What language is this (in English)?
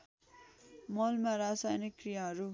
Nepali